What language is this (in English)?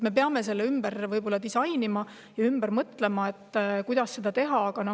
Estonian